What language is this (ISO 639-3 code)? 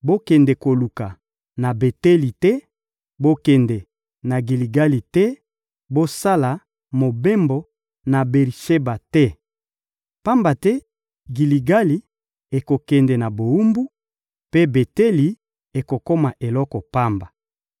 lin